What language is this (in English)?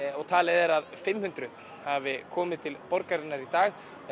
Icelandic